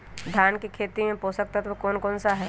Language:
Magahi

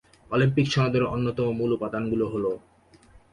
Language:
Bangla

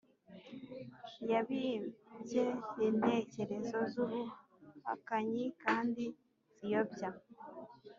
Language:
Kinyarwanda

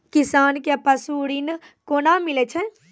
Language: Maithili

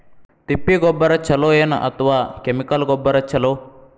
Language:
Kannada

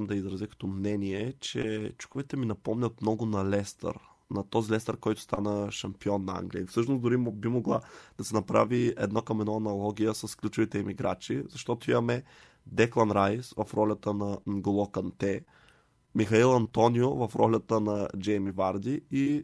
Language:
Bulgarian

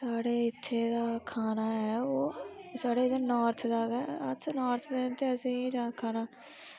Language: Dogri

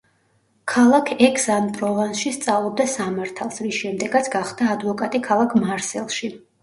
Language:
Georgian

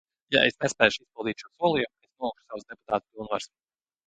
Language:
Latvian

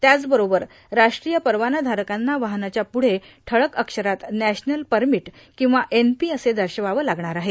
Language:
Marathi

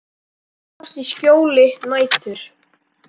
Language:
Icelandic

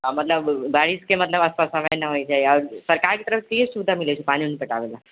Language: Maithili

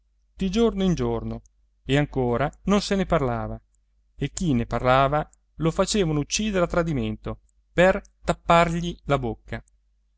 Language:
Italian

